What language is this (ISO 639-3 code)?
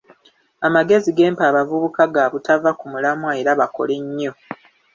lug